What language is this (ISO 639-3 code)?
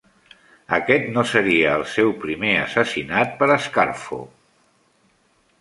cat